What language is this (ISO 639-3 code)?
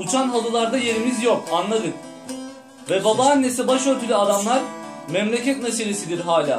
tur